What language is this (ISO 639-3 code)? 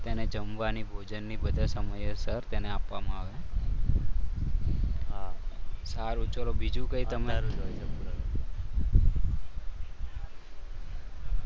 guj